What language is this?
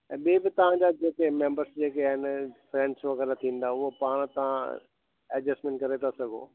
Sindhi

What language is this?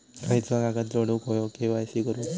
Marathi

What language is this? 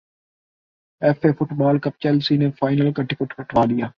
Urdu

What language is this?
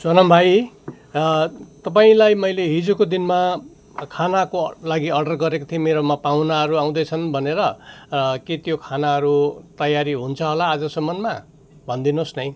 Nepali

